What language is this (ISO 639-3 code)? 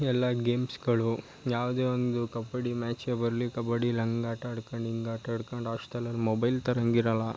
kan